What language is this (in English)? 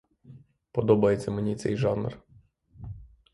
Ukrainian